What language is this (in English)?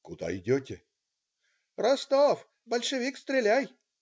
Russian